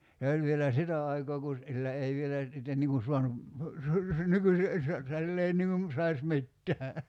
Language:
Finnish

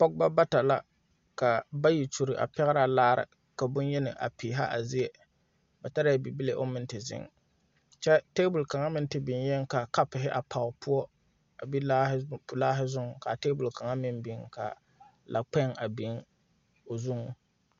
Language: Southern Dagaare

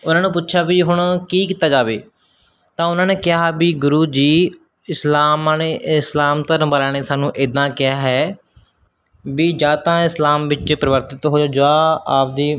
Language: Punjabi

